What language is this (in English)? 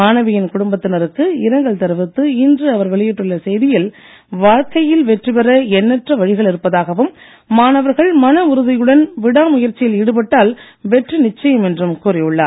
Tamil